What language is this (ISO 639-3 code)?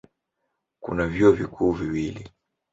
swa